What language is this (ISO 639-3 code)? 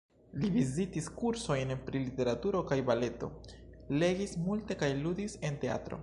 epo